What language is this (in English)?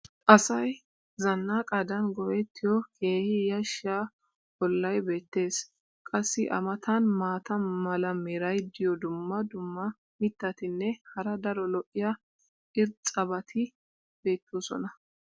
Wolaytta